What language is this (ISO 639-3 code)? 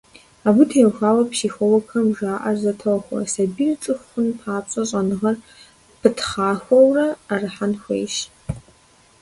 kbd